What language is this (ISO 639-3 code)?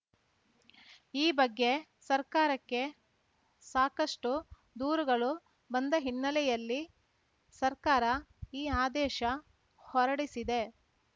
kan